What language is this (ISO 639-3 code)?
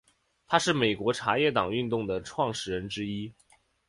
zho